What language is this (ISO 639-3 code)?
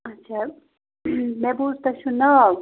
kas